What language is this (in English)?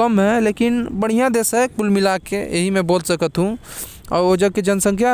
Korwa